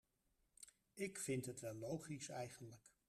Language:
Dutch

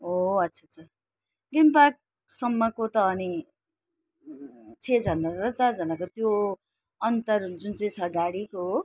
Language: Nepali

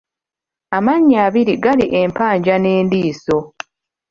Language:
Ganda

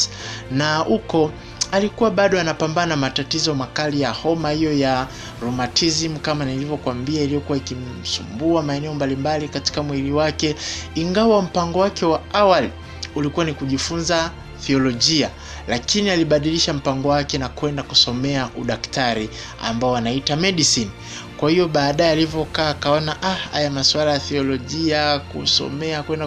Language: Swahili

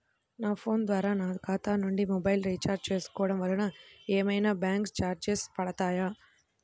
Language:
Telugu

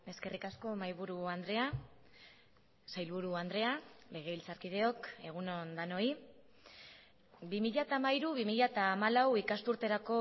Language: Basque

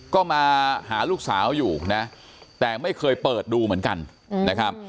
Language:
Thai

